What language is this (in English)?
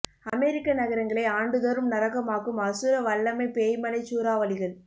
Tamil